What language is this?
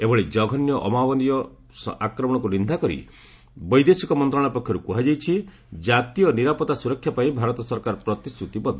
Odia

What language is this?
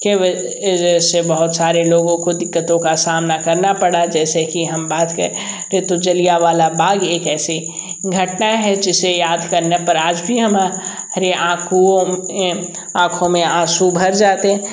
Hindi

